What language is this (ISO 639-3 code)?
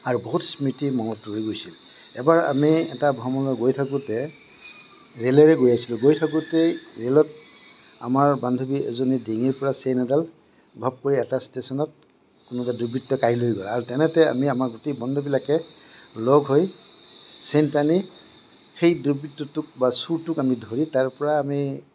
asm